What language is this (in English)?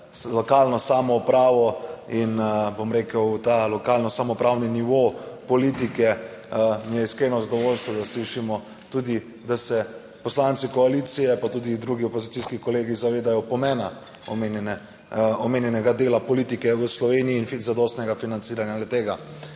Slovenian